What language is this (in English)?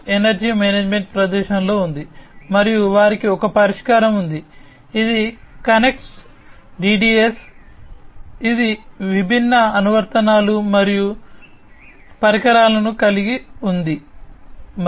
Telugu